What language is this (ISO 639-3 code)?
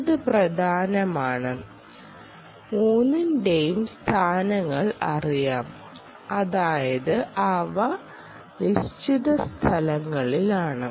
mal